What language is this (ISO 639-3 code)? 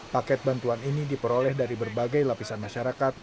ind